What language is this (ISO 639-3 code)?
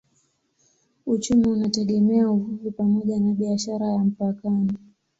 swa